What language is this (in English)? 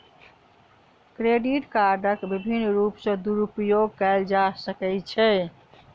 Maithili